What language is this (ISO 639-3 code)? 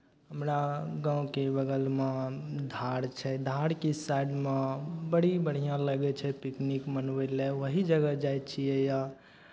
mai